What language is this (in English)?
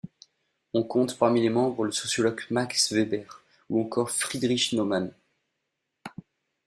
French